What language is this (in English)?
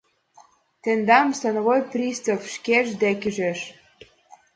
Mari